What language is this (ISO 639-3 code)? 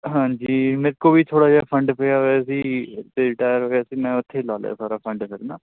pan